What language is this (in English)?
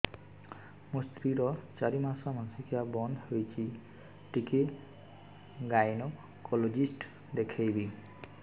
Odia